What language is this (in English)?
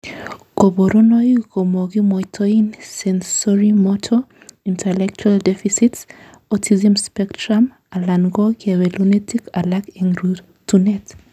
Kalenjin